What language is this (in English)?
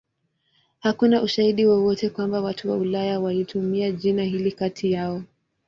Swahili